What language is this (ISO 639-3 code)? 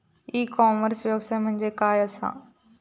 mar